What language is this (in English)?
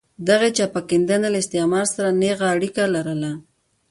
Pashto